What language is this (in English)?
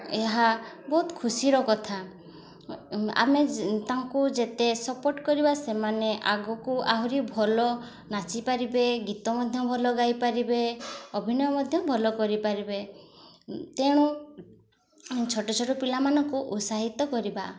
Odia